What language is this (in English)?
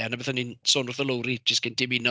Welsh